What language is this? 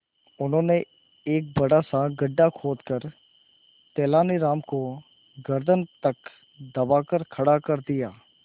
Hindi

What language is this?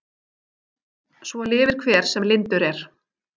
Icelandic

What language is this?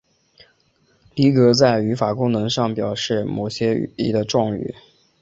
Chinese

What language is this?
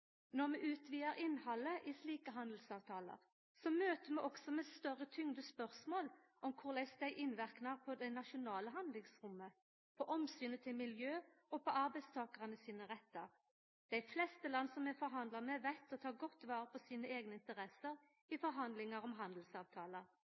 Norwegian Nynorsk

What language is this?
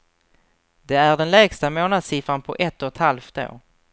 Swedish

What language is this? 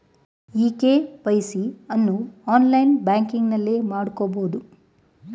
Kannada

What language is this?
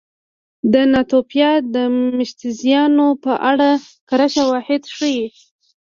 Pashto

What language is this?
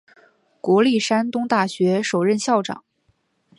Chinese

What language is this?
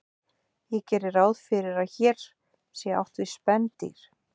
Icelandic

